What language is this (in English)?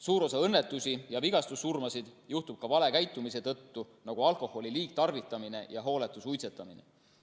Estonian